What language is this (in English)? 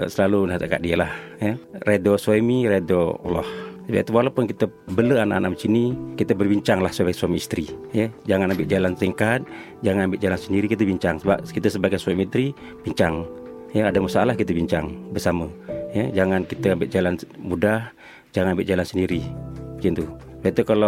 Malay